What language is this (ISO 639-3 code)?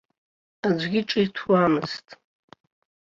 abk